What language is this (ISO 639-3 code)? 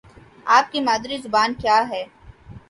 urd